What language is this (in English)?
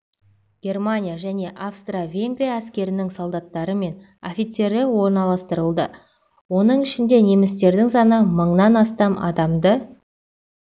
Kazakh